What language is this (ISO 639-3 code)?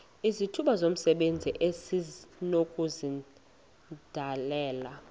xho